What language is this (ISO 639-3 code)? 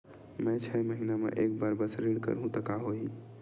hne